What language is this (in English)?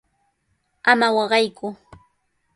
Sihuas Ancash Quechua